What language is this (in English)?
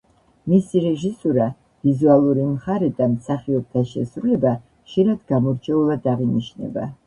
Georgian